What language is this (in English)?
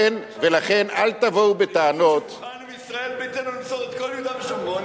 Hebrew